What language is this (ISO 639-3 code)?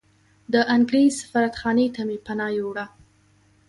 pus